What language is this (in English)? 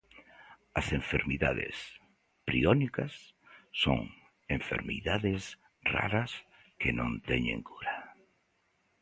Galician